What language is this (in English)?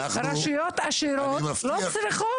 Hebrew